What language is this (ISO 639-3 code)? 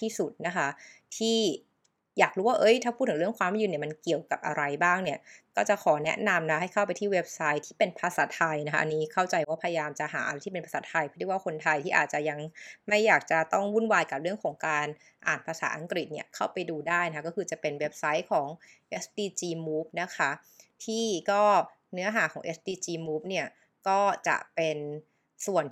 tha